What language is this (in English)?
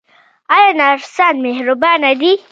Pashto